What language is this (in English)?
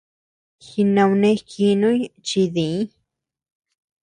Tepeuxila Cuicatec